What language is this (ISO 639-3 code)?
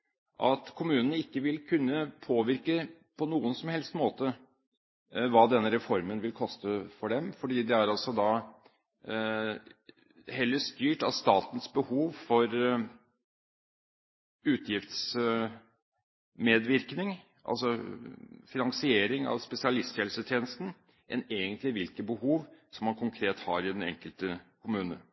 nob